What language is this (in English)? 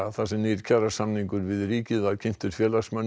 Icelandic